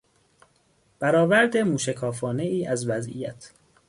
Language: Persian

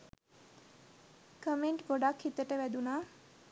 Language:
Sinhala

